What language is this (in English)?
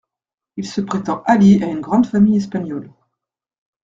French